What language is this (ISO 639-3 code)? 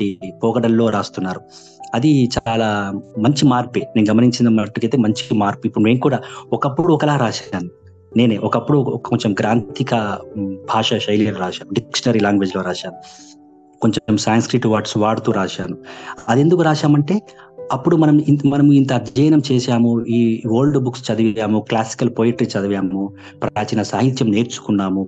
tel